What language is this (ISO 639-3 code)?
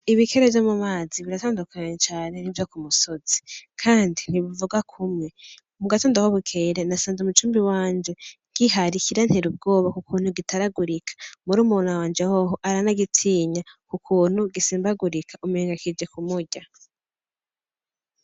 run